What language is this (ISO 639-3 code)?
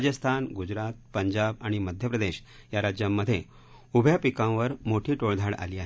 mar